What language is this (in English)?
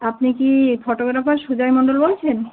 Bangla